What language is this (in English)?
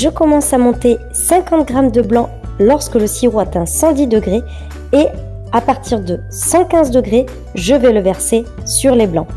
French